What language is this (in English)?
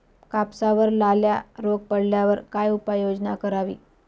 Marathi